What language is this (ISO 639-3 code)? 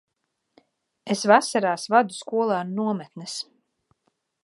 lav